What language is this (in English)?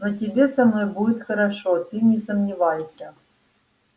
Russian